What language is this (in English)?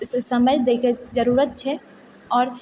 Maithili